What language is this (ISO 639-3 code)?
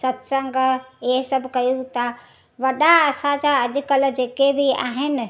snd